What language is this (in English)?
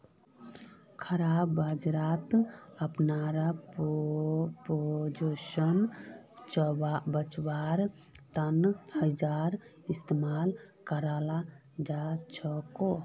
Magahi